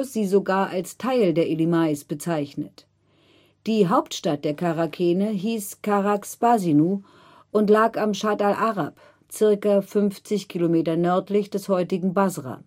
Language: German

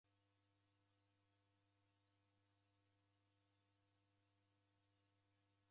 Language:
Taita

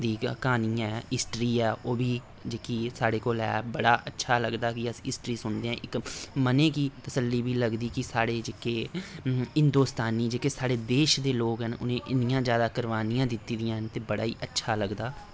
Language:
Dogri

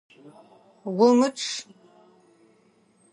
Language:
Adyghe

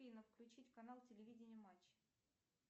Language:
Russian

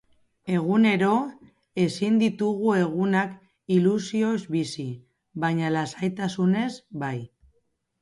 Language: Basque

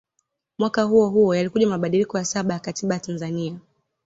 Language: Swahili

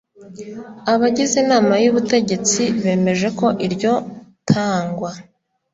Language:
Kinyarwanda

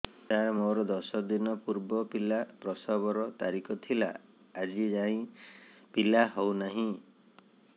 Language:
Odia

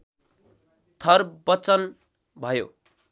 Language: Nepali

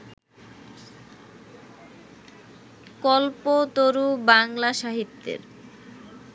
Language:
Bangla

